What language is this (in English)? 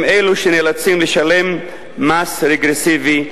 Hebrew